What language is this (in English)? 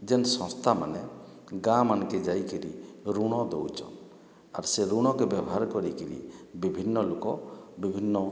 Odia